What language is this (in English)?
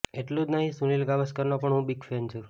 Gujarati